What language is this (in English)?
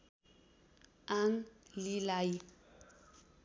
Nepali